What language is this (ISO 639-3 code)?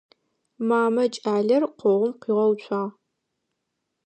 ady